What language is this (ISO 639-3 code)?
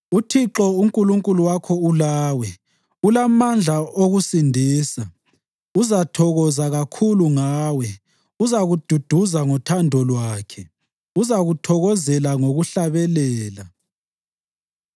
nde